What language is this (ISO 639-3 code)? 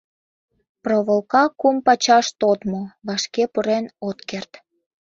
chm